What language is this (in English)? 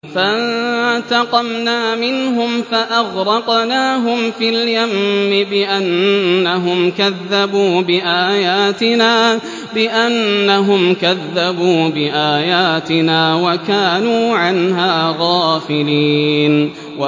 Arabic